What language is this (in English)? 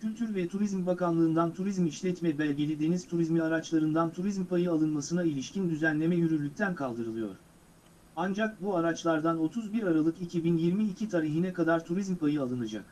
Turkish